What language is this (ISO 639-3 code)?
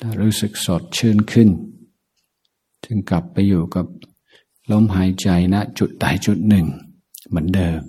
tha